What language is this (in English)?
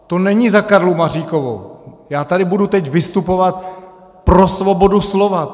Czech